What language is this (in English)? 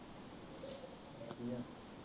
Punjabi